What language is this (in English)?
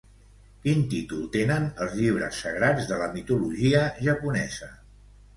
Catalan